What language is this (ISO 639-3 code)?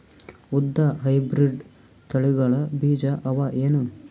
kan